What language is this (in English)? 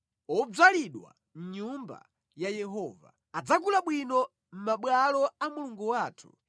Nyanja